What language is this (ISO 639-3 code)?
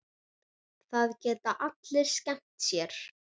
isl